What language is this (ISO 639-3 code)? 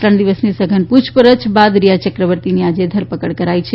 guj